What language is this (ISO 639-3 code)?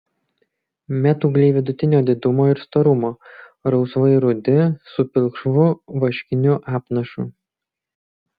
lit